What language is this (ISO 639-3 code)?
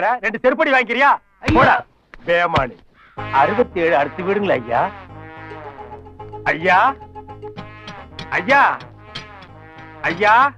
tam